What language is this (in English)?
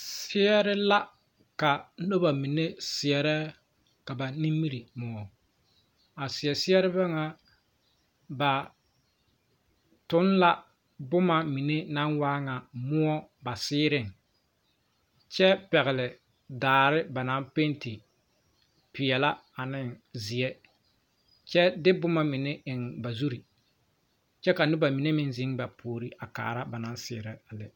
Southern Dagaare